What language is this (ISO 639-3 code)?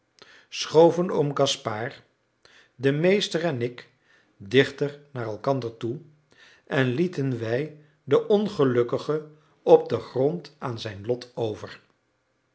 nld